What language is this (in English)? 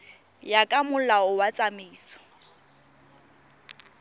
Tswana